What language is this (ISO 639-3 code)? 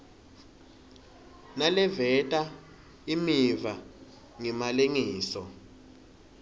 ssw